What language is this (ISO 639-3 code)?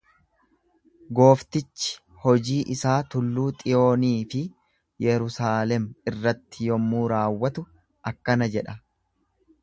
orm